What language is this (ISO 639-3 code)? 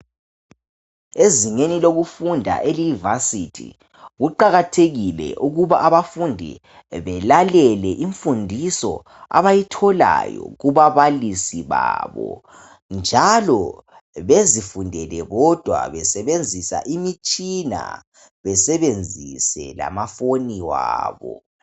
nde